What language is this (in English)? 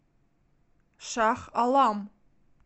Russian